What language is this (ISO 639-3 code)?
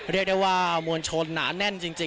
tha